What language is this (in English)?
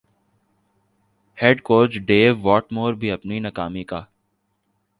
Urdu